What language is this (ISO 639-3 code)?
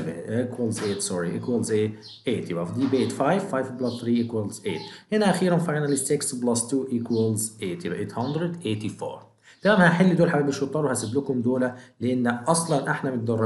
ara